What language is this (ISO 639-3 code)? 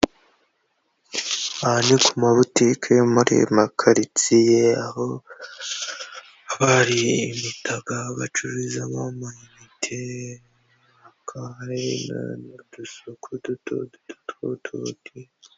kin